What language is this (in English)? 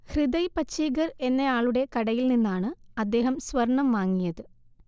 Malayalam